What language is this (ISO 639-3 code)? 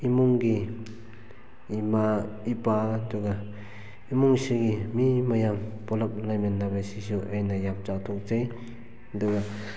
mni